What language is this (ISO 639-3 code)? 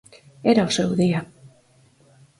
glg